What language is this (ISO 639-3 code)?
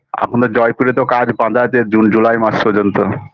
ben